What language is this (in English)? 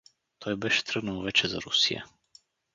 Bulgarian